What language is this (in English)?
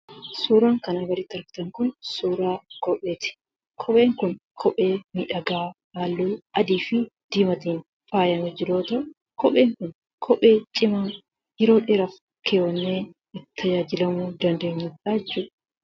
Oromo